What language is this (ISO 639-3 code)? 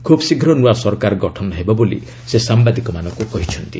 ori